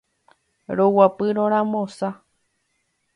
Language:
Guarani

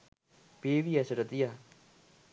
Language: Sinhala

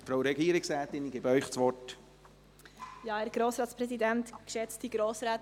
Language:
Swiss German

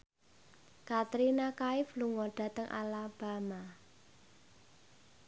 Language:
Javanese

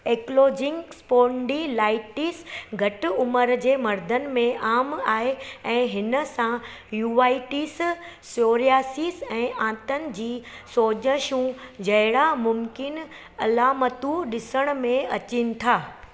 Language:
Sindhi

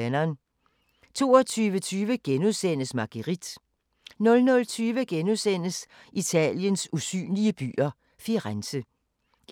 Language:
Danish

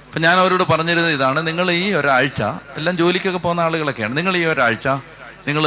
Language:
Malayalam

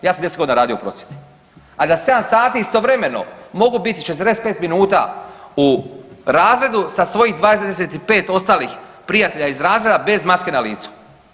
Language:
Croatian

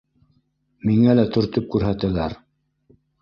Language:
Bashkir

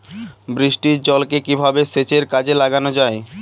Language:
Bangla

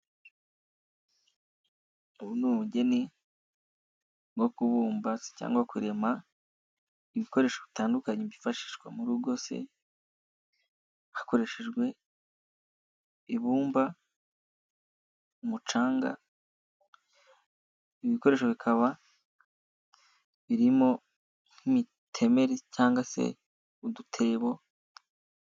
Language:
Kinyarwanda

